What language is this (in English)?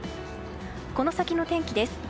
Japanese